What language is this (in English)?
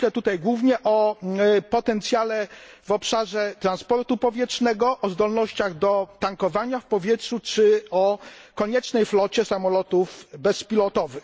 Polish